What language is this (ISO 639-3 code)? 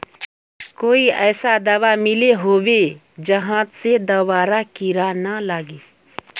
mag